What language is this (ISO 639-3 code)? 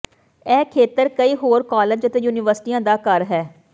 pan